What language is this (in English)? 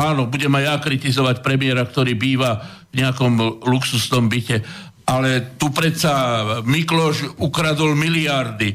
Slovak